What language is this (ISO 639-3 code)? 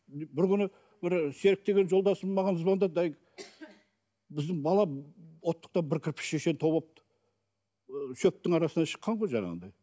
kaz